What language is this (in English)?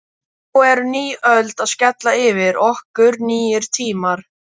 Icelandic